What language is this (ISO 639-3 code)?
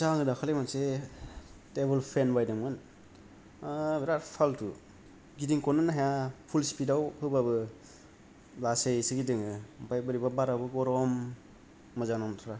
brx